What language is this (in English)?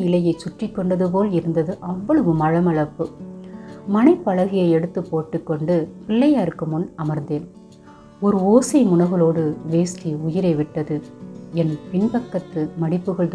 Tamil